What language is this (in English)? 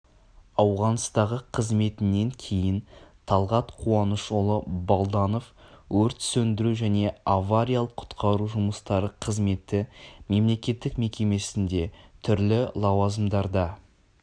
Kazakh